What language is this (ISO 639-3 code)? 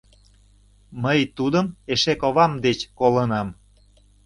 chm